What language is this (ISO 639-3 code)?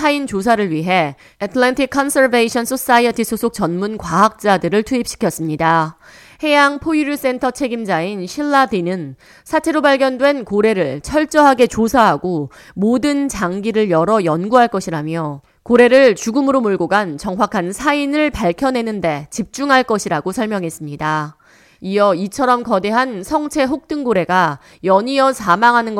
kor